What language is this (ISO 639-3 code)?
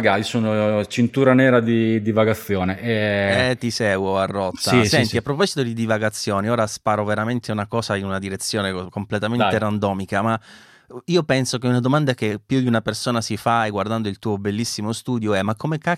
ita